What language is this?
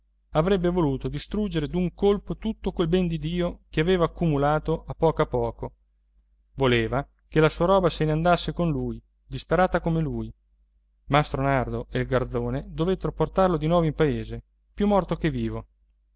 Italian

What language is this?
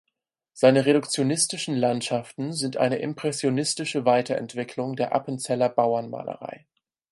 German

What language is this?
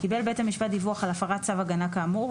Hebrew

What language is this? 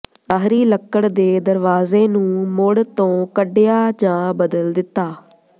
Punjabi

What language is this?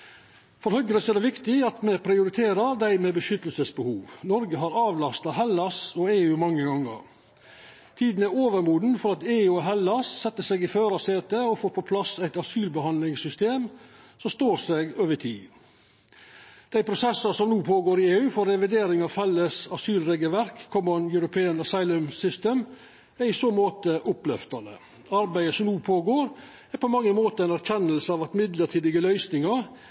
Norwegian Nynorsk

